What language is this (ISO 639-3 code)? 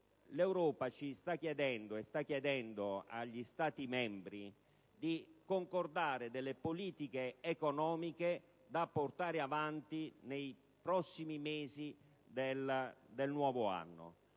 ita